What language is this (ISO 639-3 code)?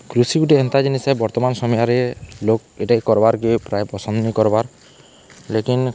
ori